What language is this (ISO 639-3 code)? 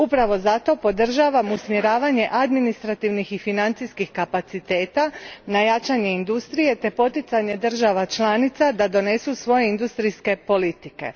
hrv